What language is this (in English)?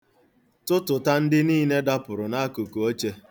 Igbo